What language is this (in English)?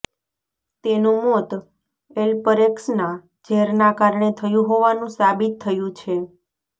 Gujarati